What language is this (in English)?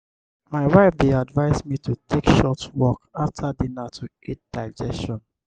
Nigerian Pidgin